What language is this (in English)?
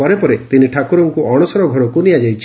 Odia